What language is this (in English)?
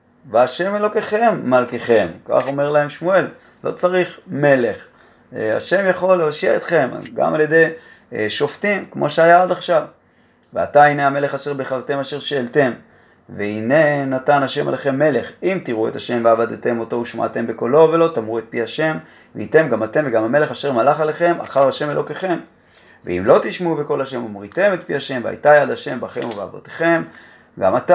Hebrew